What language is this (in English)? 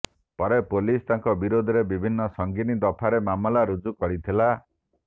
Odia